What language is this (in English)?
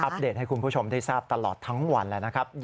Thai